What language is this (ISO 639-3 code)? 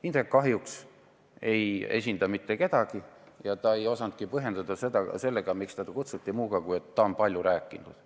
est